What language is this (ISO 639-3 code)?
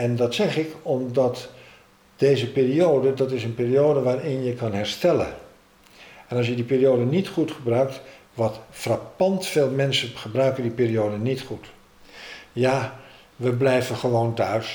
nld